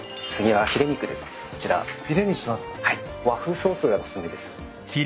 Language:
Japanese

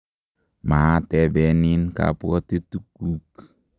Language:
Kalenjin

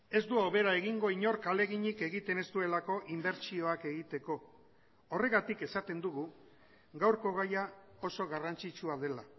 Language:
Basque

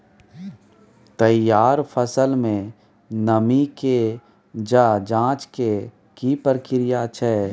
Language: Maithili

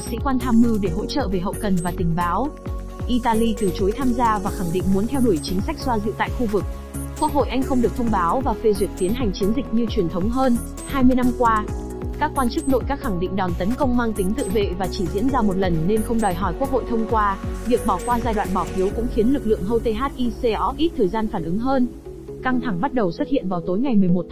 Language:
Vietnamese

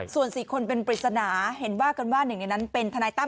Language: Thai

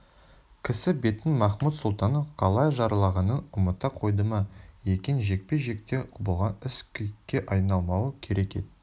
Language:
Kazakh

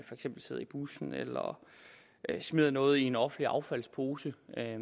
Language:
Danish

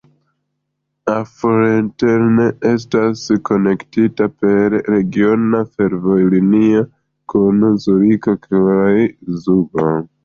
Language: Esperanto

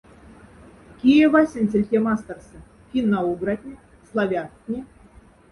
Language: Moksha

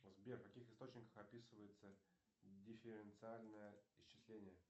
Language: Russian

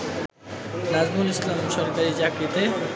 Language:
Bangla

